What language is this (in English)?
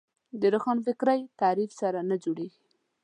Pashto